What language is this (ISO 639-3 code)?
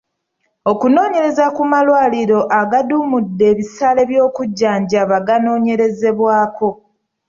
lug